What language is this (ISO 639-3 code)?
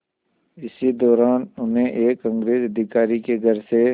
hin